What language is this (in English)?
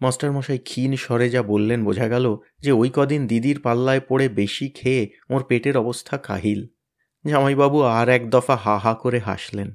Bangla